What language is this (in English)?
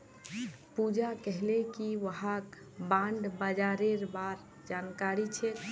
Magahi